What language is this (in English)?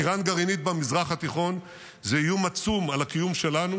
Hebrew